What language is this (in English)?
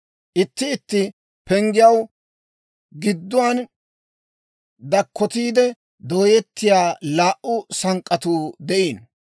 Dawro